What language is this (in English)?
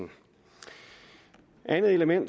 Danish